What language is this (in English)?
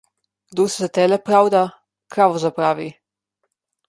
Slovenian